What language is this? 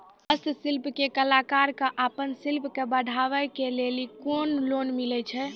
Maithili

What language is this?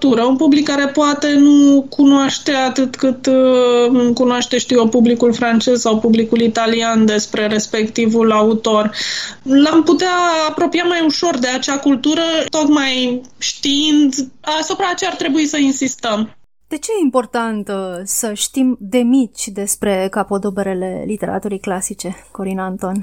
Romanian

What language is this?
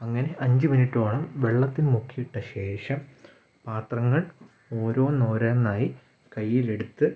Malayalam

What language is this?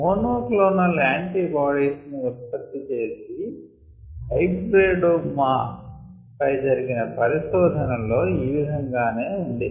Telugu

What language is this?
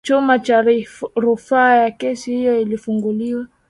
Swahili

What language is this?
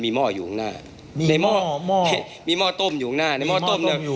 Thai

